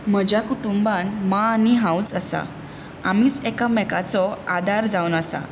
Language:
Konkani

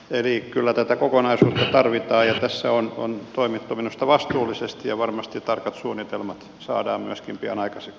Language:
Finnish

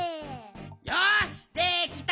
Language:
Japanese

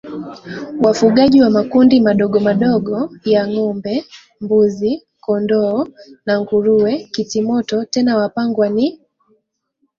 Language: Swahili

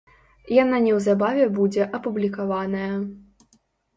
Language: Belarusian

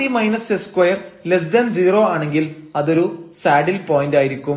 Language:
Malayalam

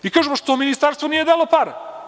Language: Serbian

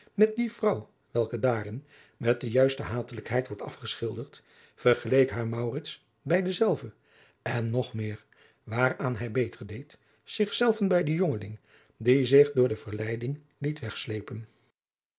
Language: Dutch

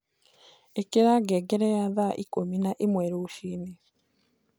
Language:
Kikuyu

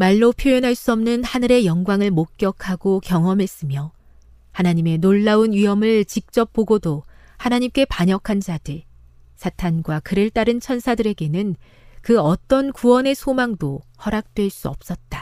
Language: Korean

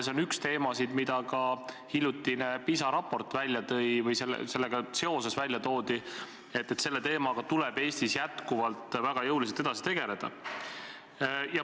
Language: Estonian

